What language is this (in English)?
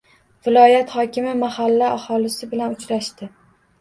Uzbek